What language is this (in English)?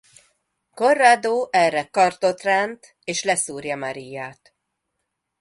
Hungarian